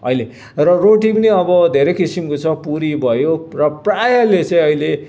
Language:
Nepali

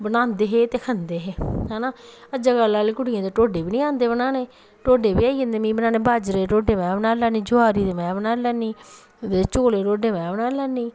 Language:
Dogri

